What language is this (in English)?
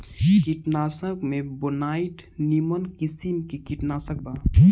Bhojpuri